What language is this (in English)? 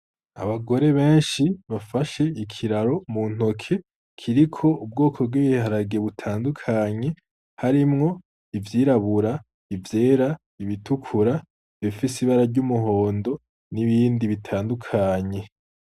Rundi